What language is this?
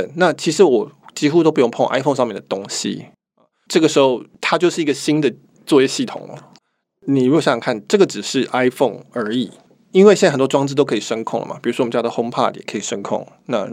Chinese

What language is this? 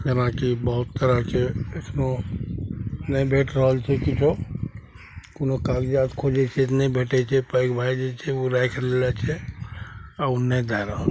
Maithili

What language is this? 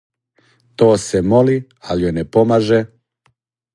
Serbian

